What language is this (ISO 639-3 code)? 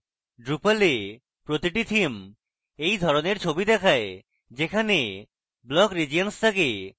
ben